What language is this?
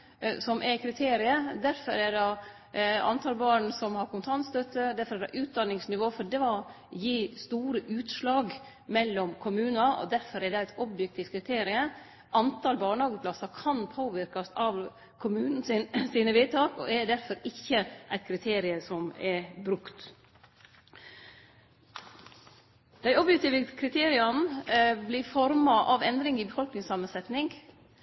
Norwegian Nynorsk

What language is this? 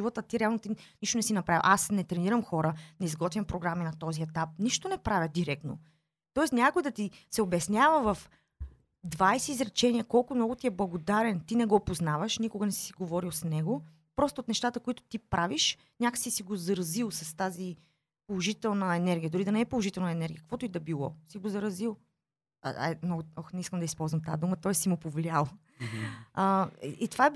Bulgarian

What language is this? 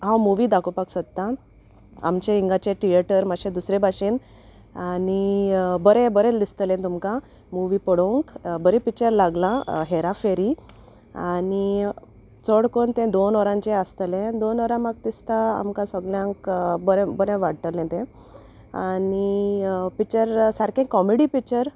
Konkani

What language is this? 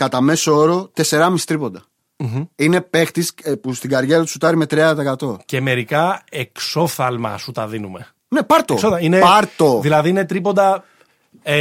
Greek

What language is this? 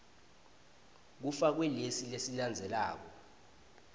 Swati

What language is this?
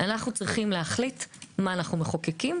Hebrew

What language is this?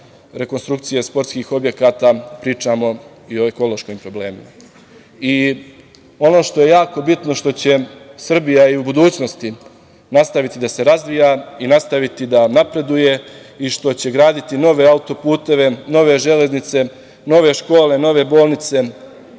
Serbian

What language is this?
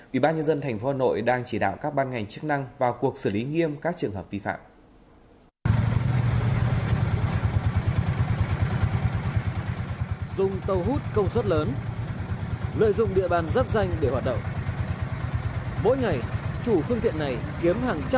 Vietnamese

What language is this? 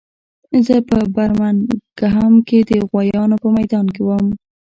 Pashto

